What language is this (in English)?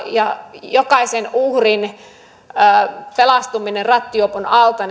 Finnish